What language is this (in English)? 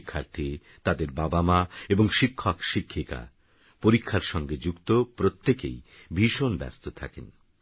Bangla